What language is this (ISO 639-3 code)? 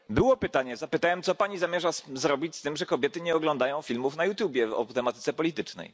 pol